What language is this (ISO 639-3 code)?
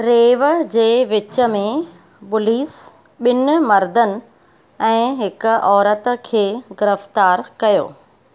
snd